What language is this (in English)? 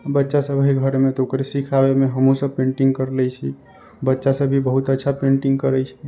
Maithili